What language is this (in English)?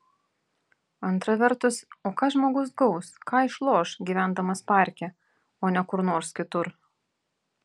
Lithuanian